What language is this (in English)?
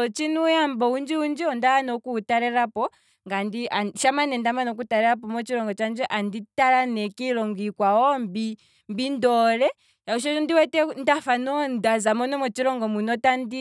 Kwambi